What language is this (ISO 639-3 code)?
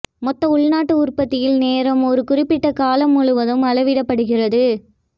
tam